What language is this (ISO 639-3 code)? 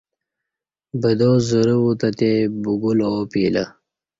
bsh